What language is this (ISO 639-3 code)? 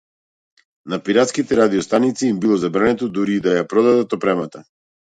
mkd